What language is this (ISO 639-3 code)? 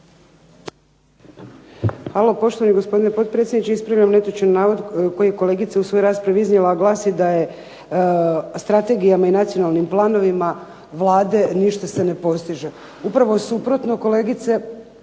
hrv